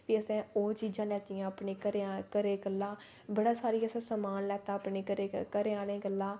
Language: Dogri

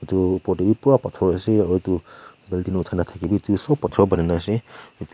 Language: Naga Pidgin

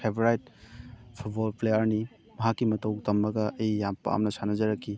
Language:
Manipuri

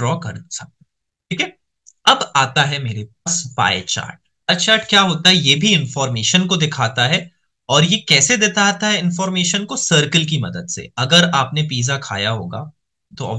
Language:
Hindi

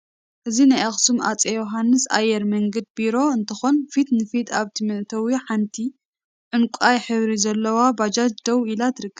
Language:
Tigrinya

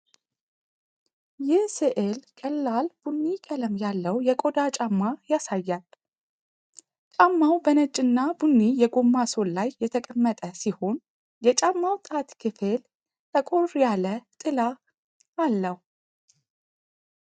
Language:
Amharic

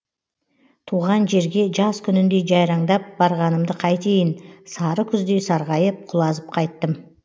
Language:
Kazakh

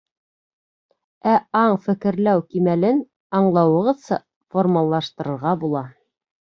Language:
Bashkir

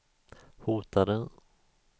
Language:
Swedish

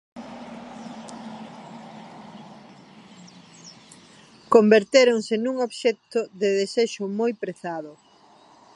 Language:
Galician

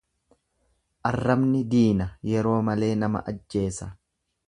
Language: Oromo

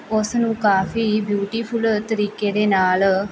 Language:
Punjabi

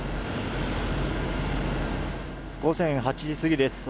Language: Japanese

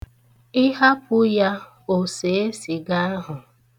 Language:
Igbo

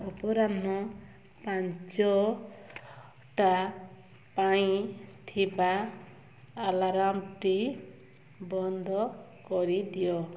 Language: Odia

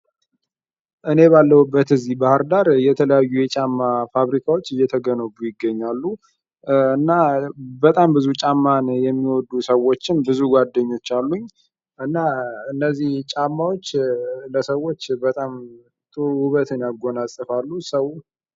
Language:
Amharic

